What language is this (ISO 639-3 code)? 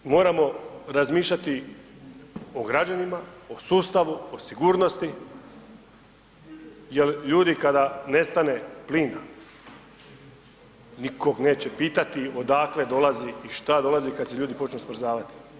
hrv